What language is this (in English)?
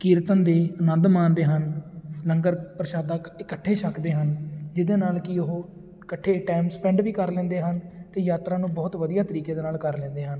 Punjabi